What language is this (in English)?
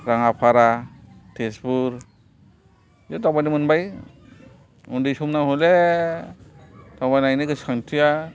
Bodo